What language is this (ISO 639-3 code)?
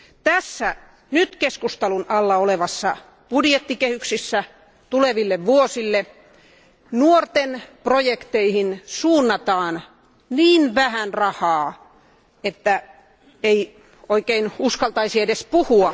fin